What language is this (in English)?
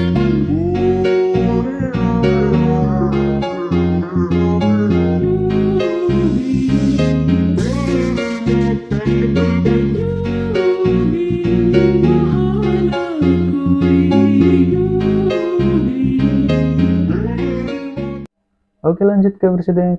Indonesian